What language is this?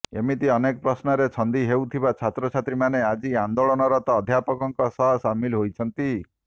Odia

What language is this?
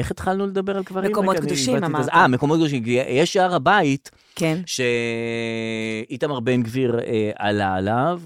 Hebrew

